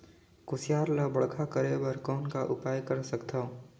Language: Chhattisgarhi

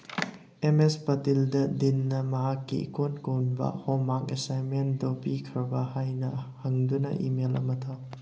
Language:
Manipuri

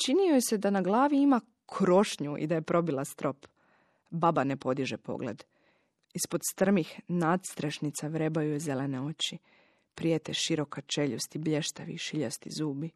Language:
Croatian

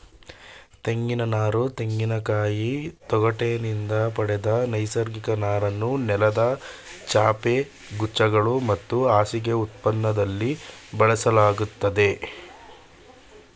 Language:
Kannada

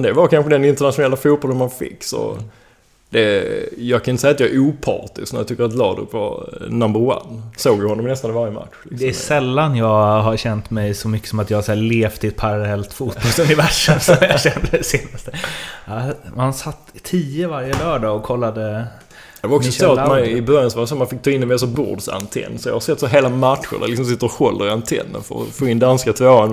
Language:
Swedish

